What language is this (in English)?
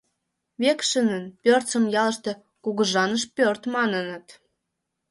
Mari